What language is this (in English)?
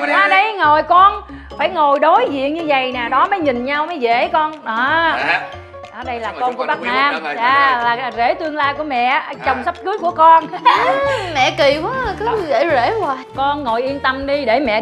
Vietnamese